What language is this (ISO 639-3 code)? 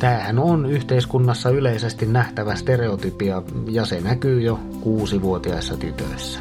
fin